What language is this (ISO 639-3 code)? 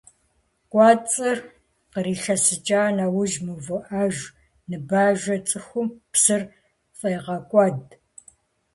kbd